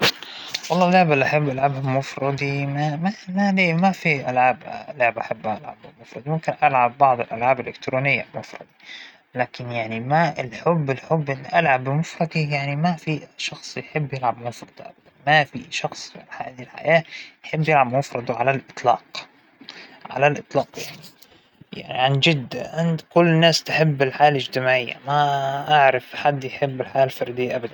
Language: Hijazi Arabic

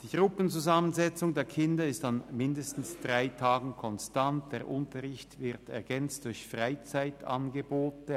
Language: Swiss German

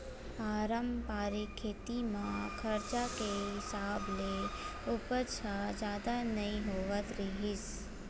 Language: Chhattisgarhi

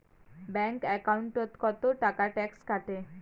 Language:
Bangla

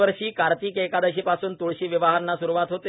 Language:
Marathi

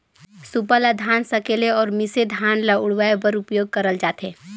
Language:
Chhattisgarhi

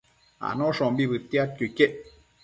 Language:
Matsés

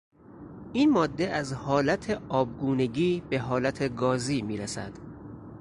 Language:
Persian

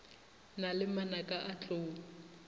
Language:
Northern Sotho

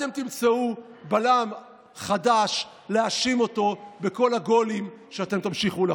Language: Hebrew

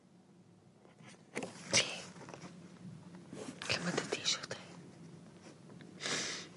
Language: Welsh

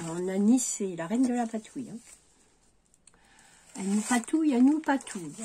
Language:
French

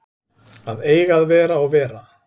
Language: Icelandic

